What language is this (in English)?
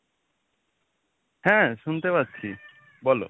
Bangla